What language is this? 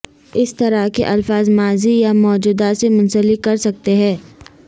Urdu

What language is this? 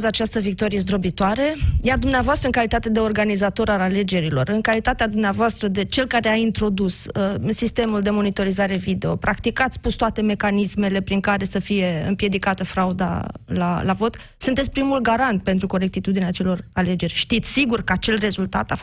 Romanian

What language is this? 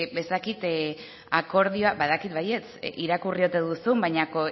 Basque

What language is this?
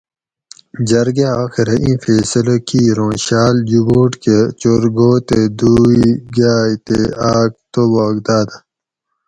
Gawri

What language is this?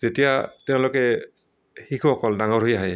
Assamese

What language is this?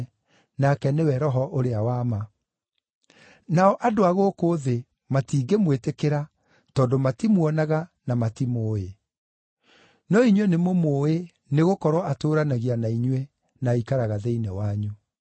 Kikuyu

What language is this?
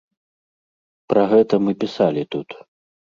Belarusian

